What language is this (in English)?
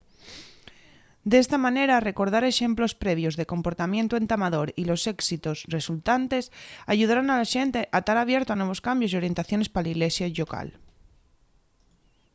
Asturian